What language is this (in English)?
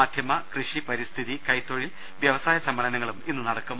Malayalam